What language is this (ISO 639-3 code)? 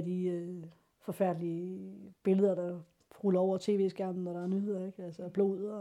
dan